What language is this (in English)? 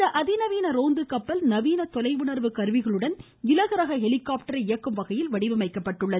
Tamil